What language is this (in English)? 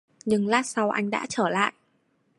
Vietnamese